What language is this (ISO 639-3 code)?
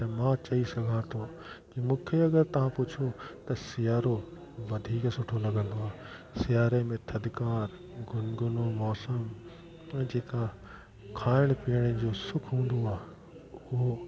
snd